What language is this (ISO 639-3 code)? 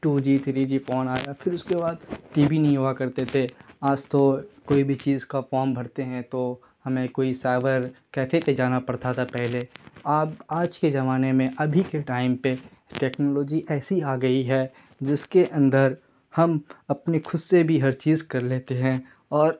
urd